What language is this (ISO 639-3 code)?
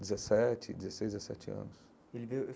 por